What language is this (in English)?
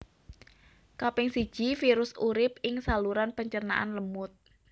Javanese